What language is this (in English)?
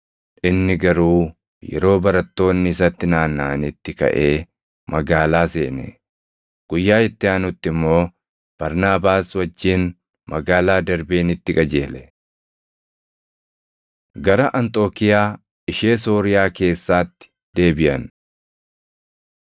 Oromo